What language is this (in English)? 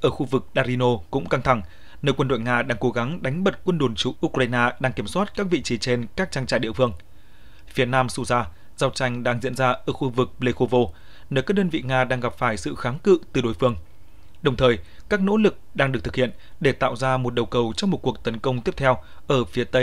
Vietnamese